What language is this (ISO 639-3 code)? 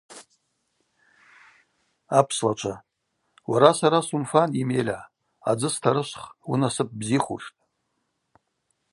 abq